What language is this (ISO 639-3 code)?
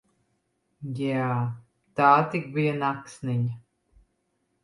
lav